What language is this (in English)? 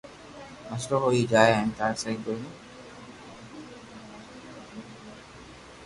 Loarki